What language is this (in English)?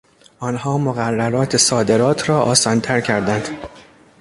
Persian